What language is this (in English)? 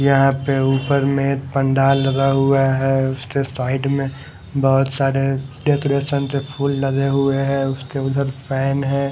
Hindi